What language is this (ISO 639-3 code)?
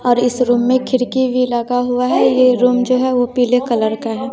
hin